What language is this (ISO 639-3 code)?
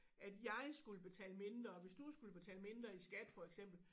dan